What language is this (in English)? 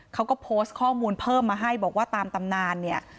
Thai